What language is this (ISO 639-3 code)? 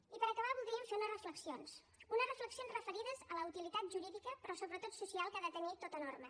cat